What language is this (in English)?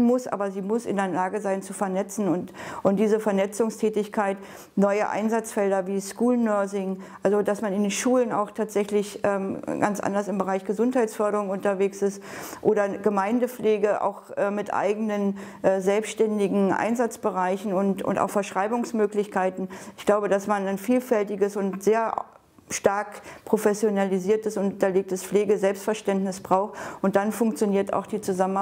German